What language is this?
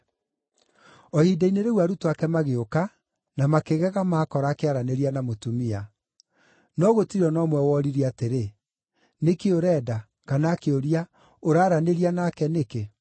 Kikuyu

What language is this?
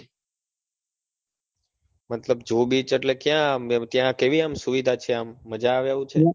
Gujarati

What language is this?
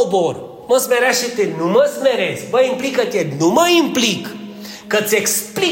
Romanian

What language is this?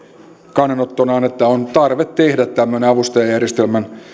Finnish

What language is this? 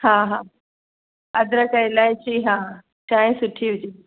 Sindhi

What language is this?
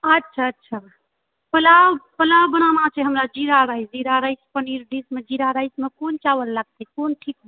Maithili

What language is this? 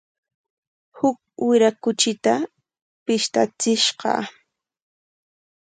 Corongo Ancash Quechua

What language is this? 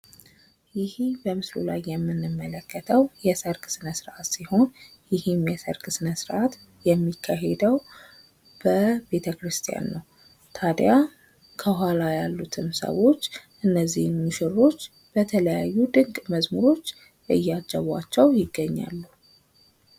Amharic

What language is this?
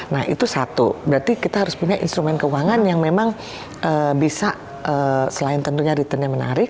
Indonesian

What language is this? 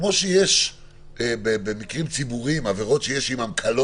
Hebrew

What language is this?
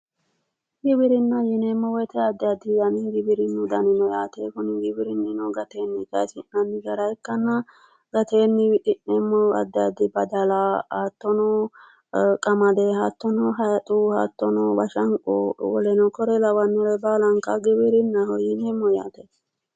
Sidamo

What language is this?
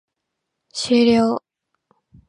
Japanese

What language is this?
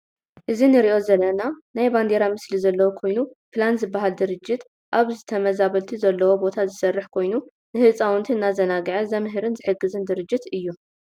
Tigrinya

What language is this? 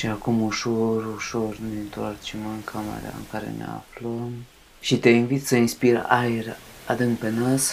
Romanian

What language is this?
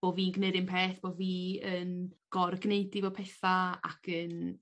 Welsh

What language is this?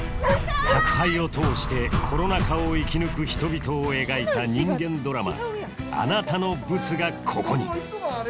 Japanese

